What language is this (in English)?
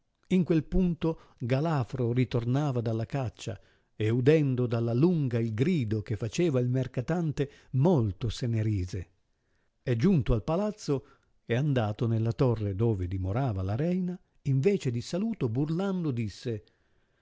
Italian